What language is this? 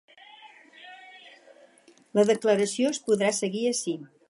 Catalan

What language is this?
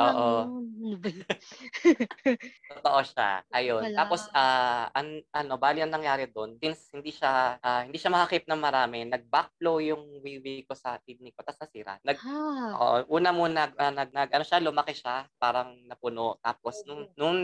Filipino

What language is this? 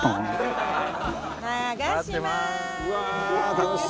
Japanese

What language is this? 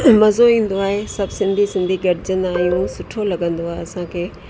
Sindhi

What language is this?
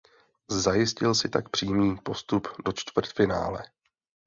Czech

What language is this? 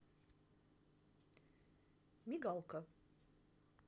Russian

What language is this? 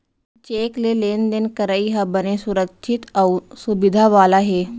Chhattisgarhi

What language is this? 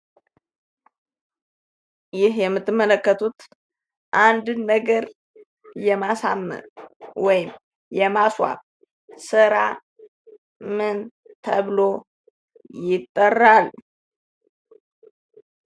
Amharic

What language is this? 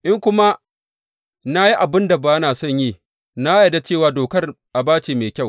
Hausa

